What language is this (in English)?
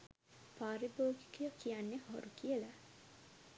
Sinhala